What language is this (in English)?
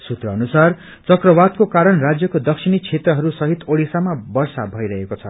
Nepali